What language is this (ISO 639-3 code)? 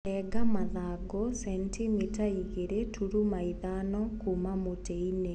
kik